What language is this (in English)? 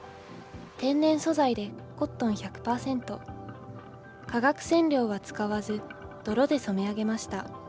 Japanese